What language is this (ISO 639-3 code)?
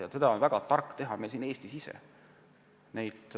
est